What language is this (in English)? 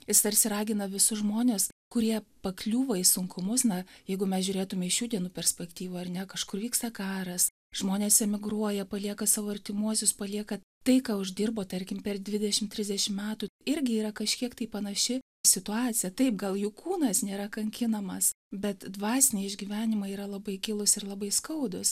Lithuanian